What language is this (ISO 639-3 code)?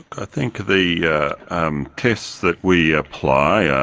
eng